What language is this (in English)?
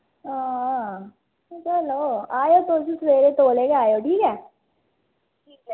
Dogri